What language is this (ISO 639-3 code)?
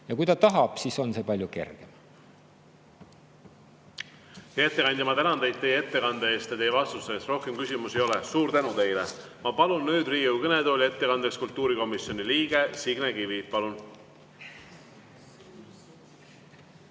est